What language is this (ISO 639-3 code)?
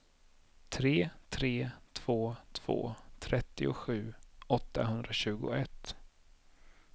swe